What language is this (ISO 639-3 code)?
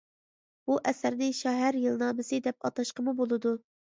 uig